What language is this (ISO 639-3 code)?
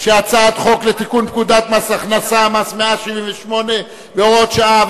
heb